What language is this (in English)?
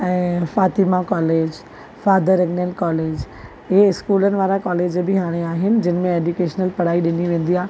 Sindhi